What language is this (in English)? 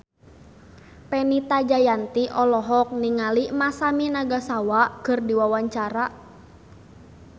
Sundanese